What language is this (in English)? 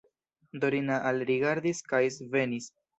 Esperanto